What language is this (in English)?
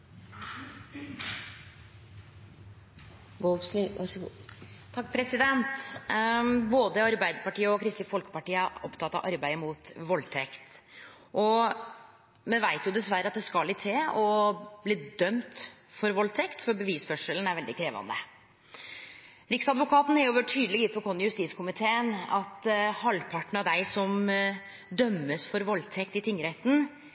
Norwegian Nynorsk